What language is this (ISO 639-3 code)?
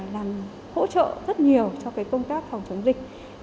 vie